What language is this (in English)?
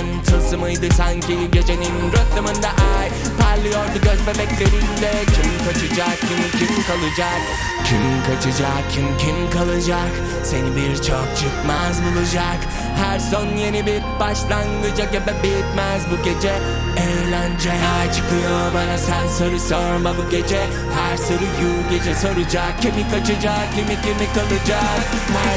Turkish